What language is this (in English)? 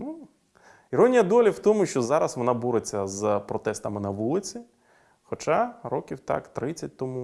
Ukrainian